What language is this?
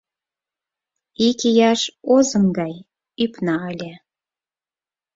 Mari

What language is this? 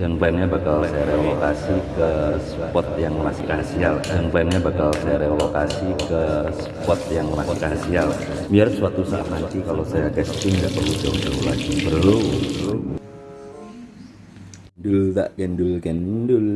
Indonesian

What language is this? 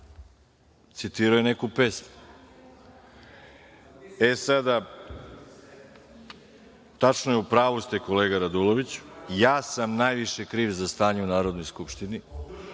Serbian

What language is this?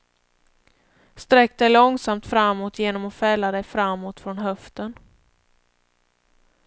Swedish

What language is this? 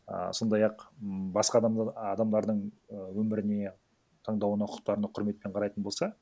Kazakh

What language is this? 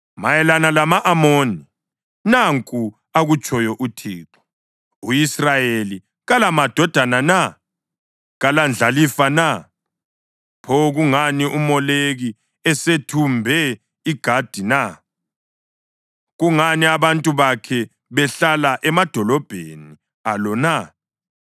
North Ndebele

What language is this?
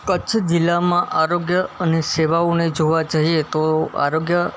Gujarati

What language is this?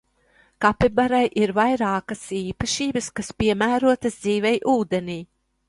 Latvian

